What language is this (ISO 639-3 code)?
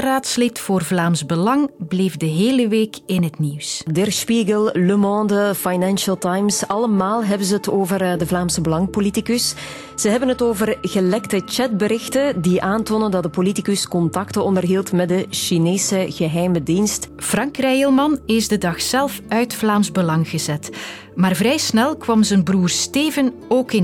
nld